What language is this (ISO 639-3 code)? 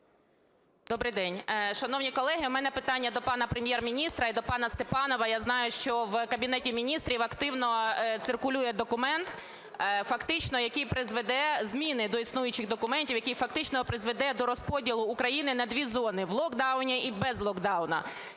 ukr